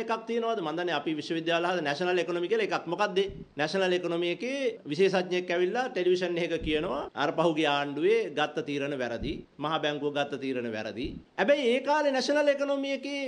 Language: Hindi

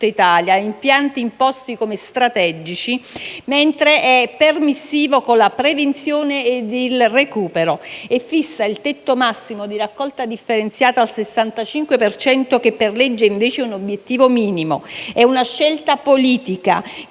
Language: Italian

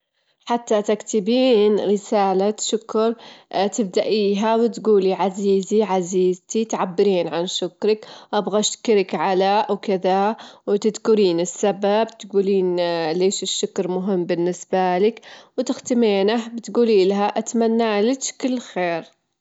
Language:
Gulf Arabic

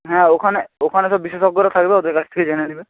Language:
Bangla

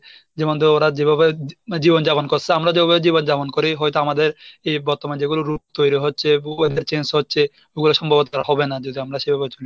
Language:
Bangla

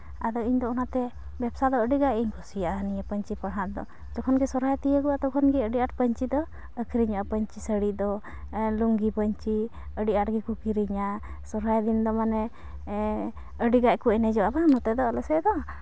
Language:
Santali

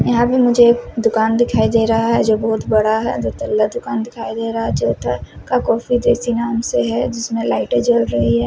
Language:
Hindi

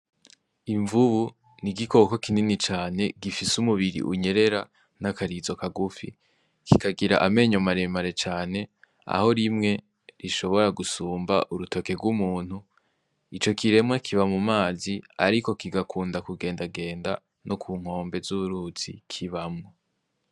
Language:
Rundi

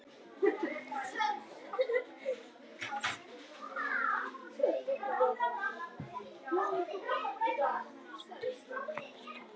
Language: Icelandic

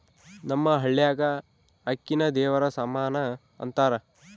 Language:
Kannada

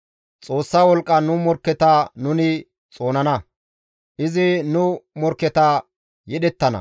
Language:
Gamo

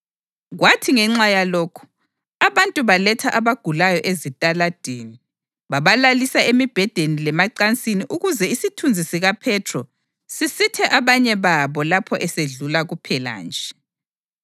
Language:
North Ndebele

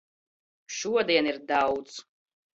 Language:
Latvian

